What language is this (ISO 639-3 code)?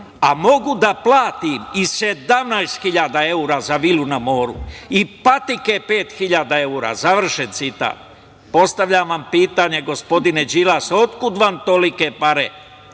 srp